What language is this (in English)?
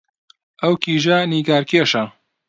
Central Kurdish